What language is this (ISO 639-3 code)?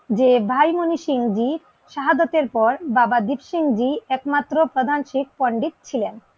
ben